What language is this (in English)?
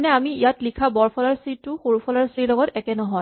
Assamese